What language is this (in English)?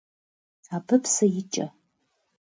Kabardian